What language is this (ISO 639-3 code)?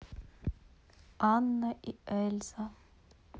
rus